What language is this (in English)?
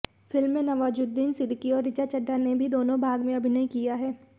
Hindi